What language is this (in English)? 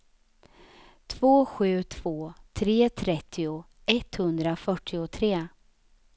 Swedish